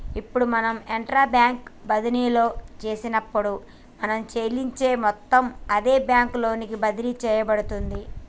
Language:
Telugu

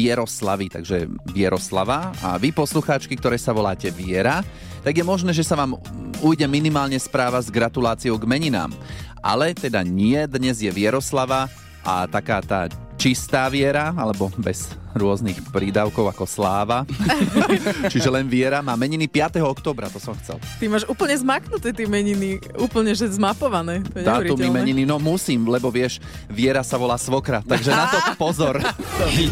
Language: Slovak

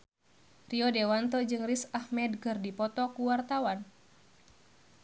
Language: Sundanese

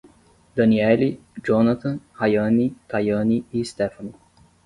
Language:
Portuguese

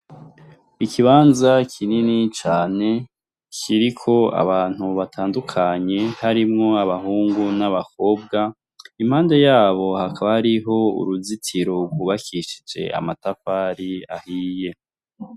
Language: Rundi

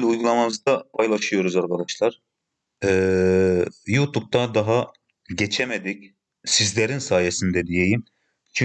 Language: Turkish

